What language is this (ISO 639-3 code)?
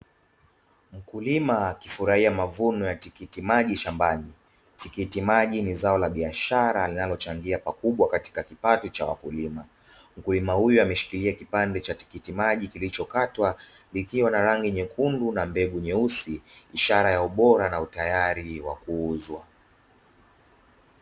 swa